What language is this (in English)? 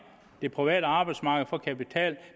Danish